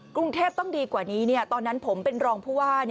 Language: Thai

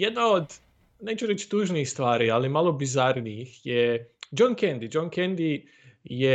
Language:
Croatian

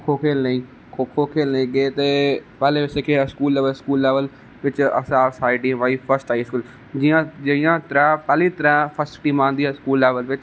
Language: Dogri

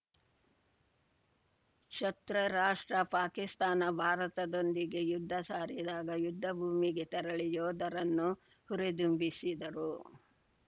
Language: Kannada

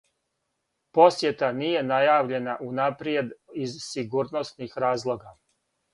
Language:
Serbian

